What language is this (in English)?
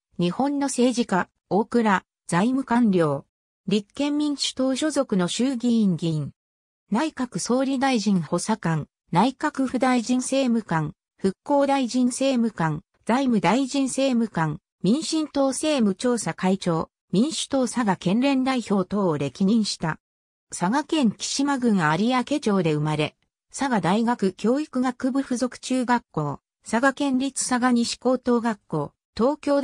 Japanese